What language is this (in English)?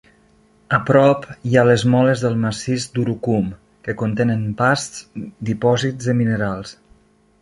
Catalan